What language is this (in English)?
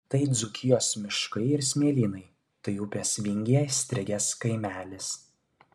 Lithuanian